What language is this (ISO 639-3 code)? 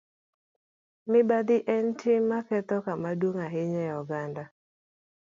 luo